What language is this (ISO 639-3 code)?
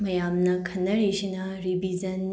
mni